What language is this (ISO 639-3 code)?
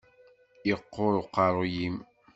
kab